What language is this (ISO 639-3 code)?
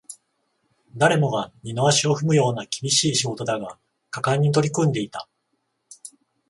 jpn